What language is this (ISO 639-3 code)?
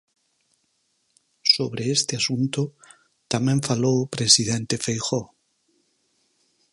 glg